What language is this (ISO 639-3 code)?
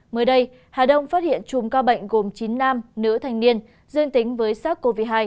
vie